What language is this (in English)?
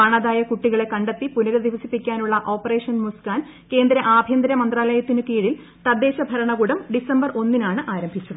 Malayalam